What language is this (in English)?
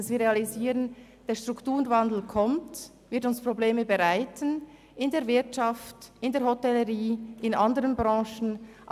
Swiss German